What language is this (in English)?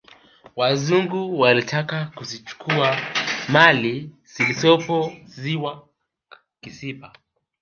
Swahili